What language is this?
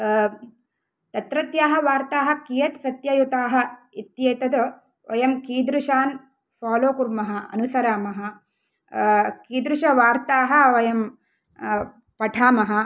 Sanskrit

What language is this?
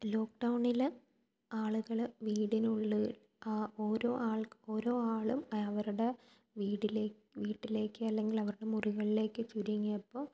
Malayalam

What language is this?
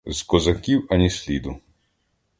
Ukrainian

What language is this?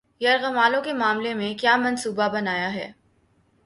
Urdu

